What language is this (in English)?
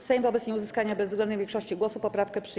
Polish